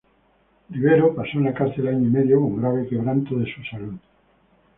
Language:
Spanish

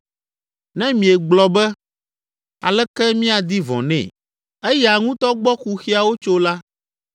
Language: Ewe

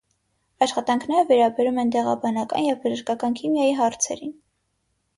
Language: Armenian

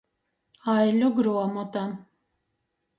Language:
Latgalian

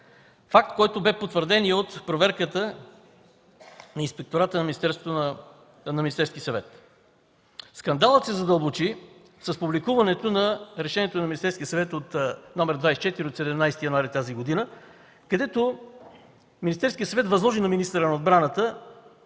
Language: Bulgarian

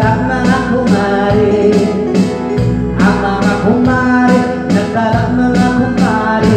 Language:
Thai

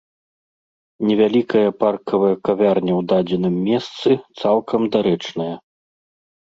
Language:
Belarusian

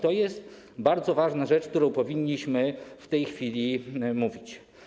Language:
Polish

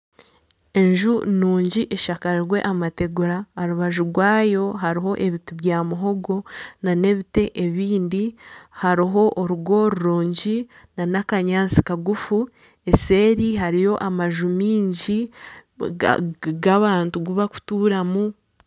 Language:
Nyankole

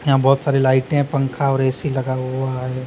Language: Hindi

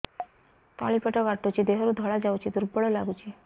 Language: Odia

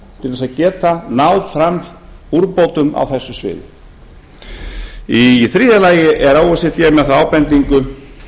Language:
Icelandic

